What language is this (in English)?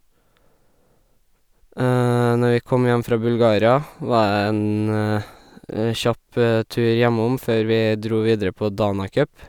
Norwegian